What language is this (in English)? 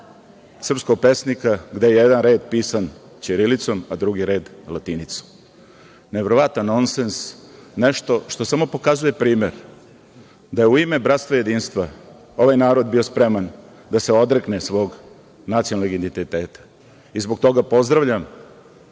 Serbian